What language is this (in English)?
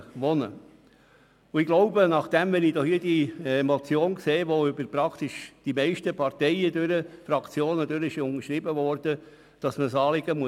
Swiss German